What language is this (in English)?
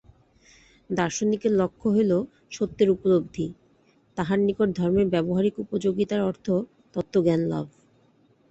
Bangla